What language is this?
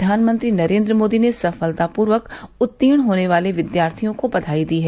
Hindi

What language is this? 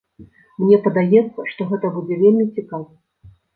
Belarusian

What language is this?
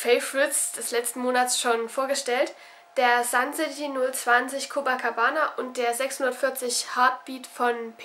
German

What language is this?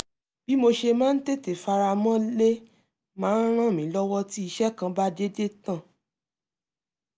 Yoruba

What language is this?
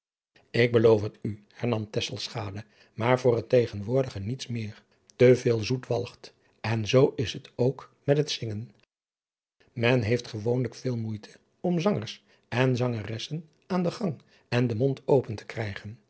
Dutch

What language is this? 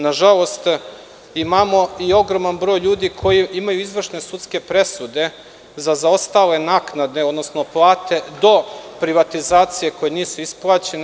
Serbian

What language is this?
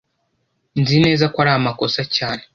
Kinyarwanda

